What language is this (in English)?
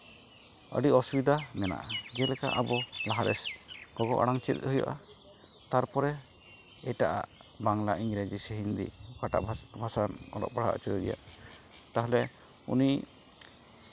Santali